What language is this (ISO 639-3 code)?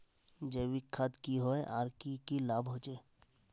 mag